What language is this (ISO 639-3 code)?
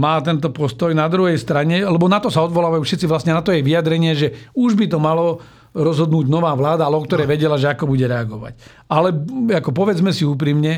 slk